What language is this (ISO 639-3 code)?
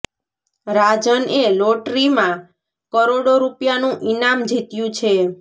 guj